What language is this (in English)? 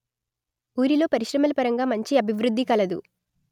Telugu